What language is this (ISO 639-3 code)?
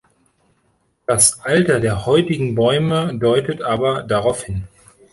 deu